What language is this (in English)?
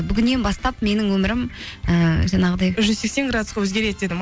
Kazakh